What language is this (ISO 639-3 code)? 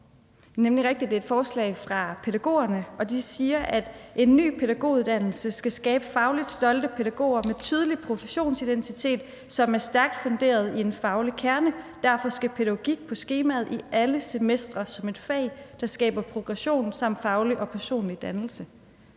dan